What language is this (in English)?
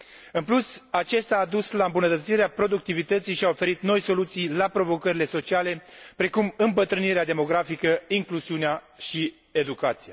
Romanian